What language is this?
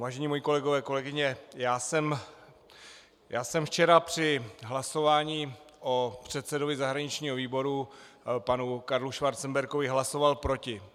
Czech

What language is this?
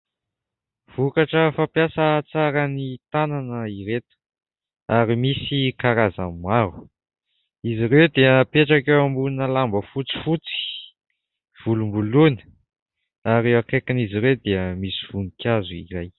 Malagasy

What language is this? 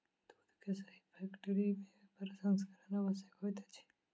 Maithili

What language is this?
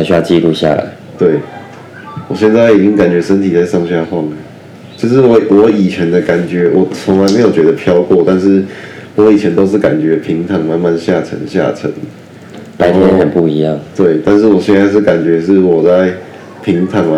Chinese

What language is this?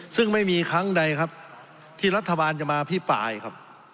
Thai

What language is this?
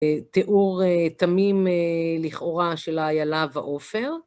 Hebrew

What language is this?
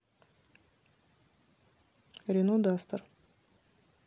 Russian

